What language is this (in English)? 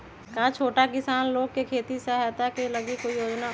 Magahi